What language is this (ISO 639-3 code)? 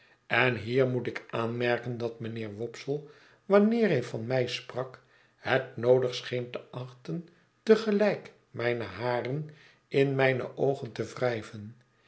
nld